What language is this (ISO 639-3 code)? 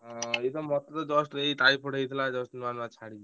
ori